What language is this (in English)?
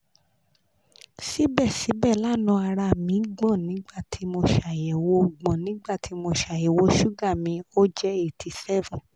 Yoruba